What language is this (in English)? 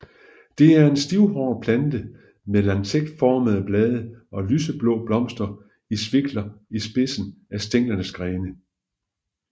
Danish